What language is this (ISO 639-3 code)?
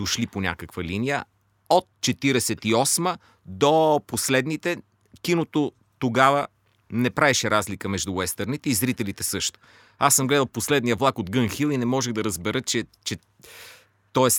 bul